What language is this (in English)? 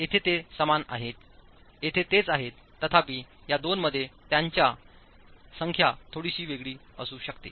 Marathi